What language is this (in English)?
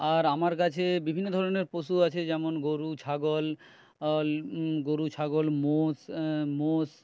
Bangla